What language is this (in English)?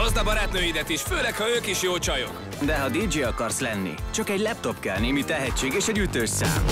Hungarian